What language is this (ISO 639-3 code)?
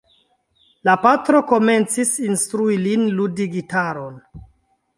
epo